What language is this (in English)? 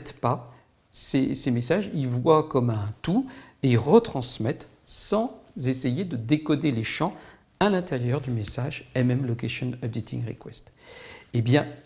French